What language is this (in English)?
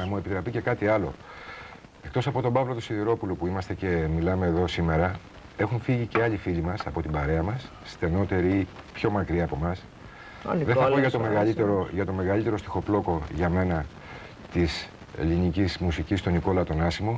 Greek